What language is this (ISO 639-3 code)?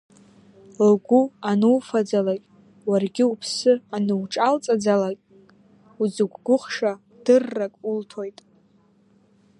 abk